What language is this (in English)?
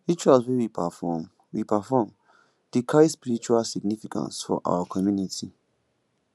Nigerian Pidgin